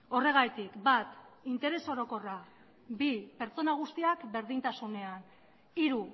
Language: Basque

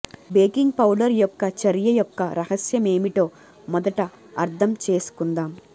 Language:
Telugu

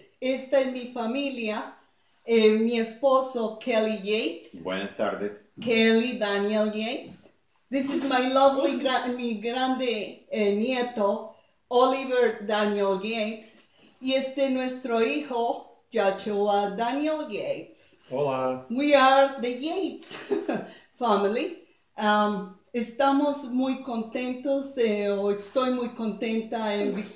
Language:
Spanish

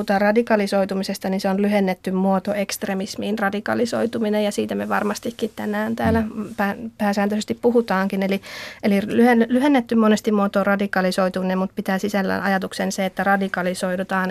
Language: Finnish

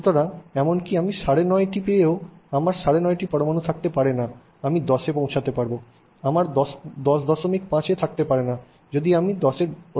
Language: Bangla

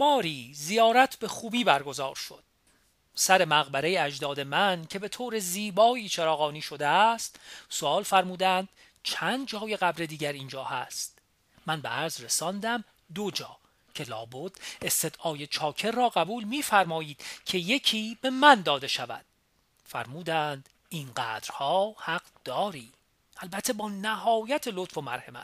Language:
Persian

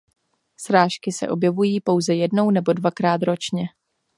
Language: Czech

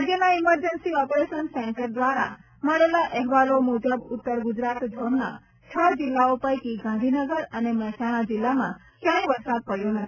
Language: Gujarati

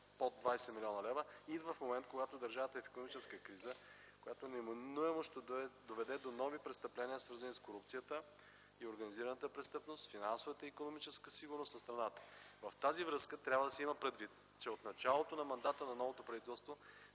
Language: Bulgarian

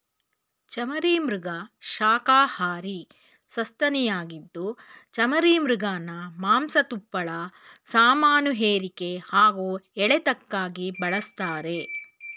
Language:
Kannada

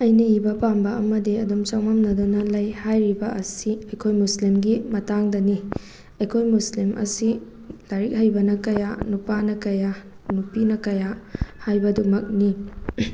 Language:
Manipuri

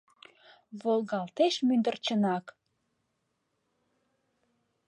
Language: Mari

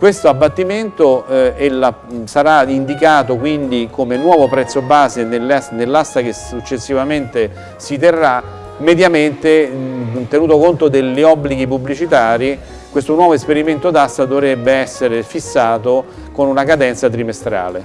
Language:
Italian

